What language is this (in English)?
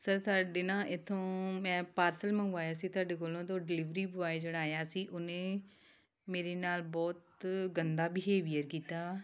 Punjabi